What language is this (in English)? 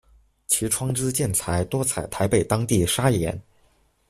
Chinese